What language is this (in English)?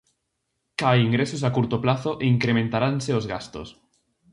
Galician